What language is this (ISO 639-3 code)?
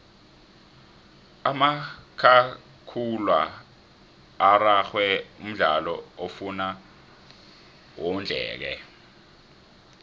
nbl